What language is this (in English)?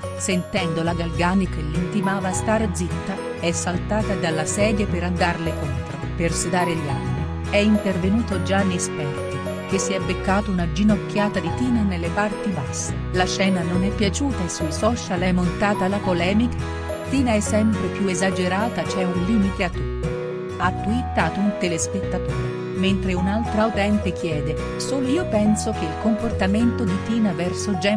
Italian